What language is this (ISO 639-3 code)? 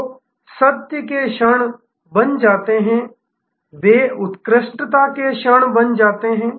hin